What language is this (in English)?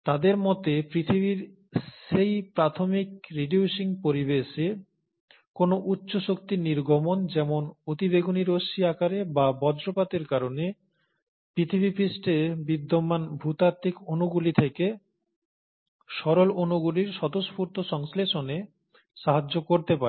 Bangla